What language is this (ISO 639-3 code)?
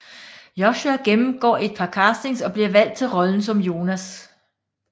dan